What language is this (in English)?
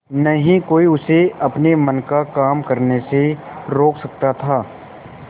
Hindi